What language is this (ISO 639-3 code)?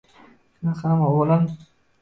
uzb